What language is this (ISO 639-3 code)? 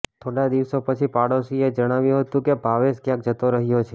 guj